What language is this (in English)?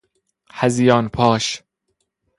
Persian